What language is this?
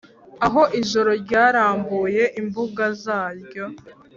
Kinyarwanda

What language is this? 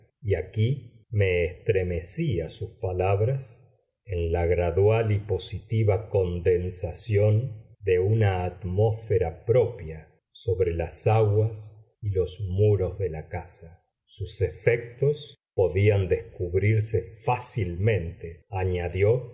Spanish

